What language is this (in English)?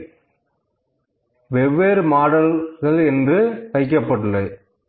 Tamil